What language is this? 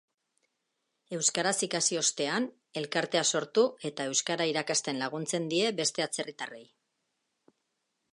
Basque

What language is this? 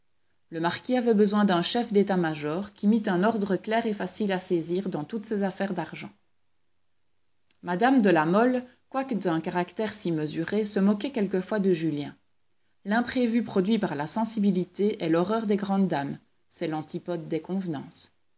French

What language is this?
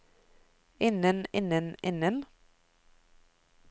Norwegian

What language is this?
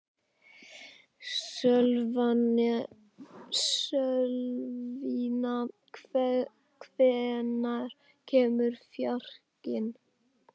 Icelandic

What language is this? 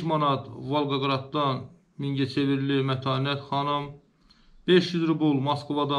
Turkish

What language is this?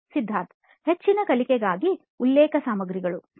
Kannada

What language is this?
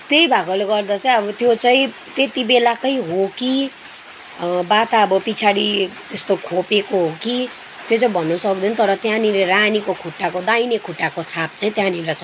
Nepali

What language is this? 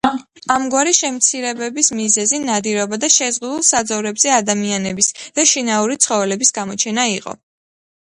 Georgian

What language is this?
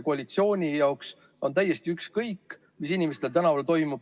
Estonian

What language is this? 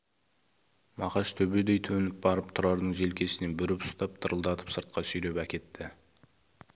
Kazakh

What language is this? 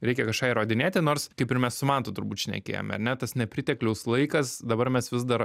Lithuanian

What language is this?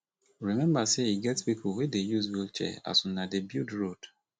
Nigerian Pidgin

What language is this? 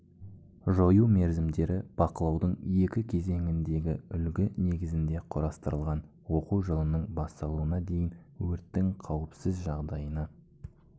Kazakh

